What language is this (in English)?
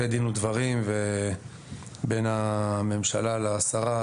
Hebrew